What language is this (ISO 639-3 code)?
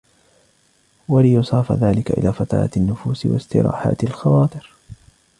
ara